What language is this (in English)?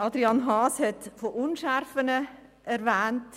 Swiss German